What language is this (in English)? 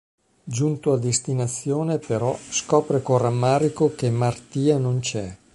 Italian